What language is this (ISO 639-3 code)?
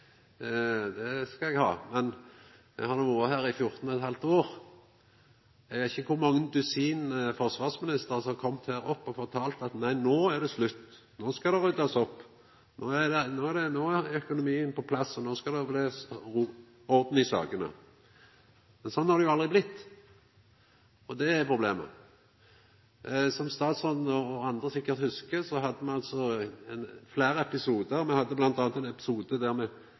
nno